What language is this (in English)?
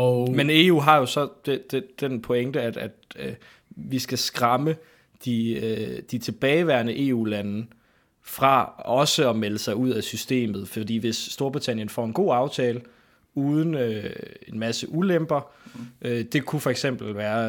Danish